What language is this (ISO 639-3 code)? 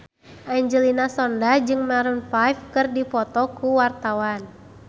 sun